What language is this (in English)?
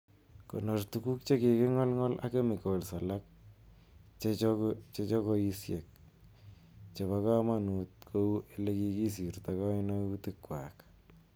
Kalenjin